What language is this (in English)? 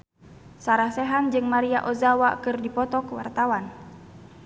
Sundanese